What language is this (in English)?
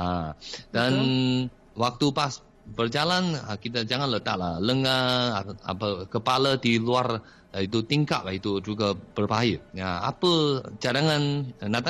Malay